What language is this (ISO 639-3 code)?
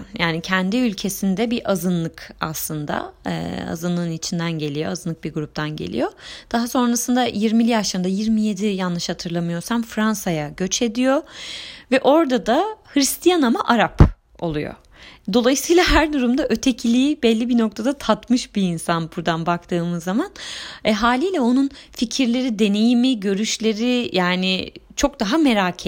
tur